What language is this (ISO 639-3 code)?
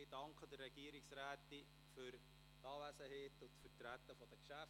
gsw